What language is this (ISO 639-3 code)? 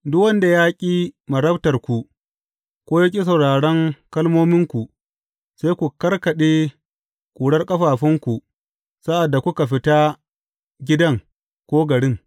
hau